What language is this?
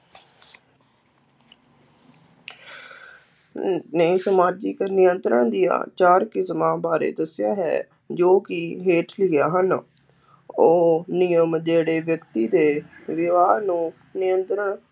Punjabi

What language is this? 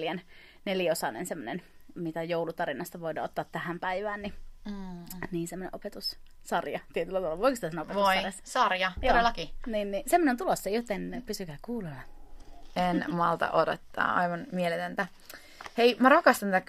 Finnish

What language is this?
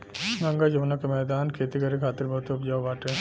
Bhojpuri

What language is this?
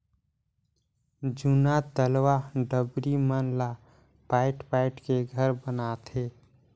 Chhattisgarhi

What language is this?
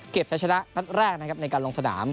Thai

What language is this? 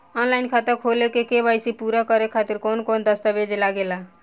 Bhojpuri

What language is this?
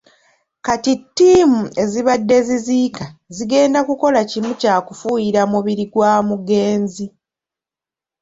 Ganda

